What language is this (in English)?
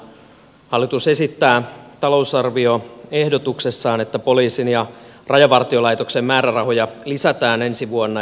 Finnish